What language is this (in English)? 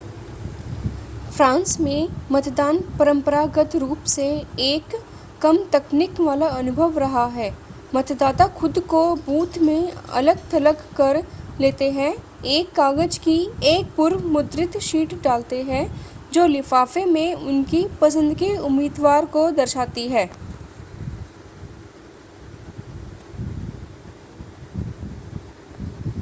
Hindi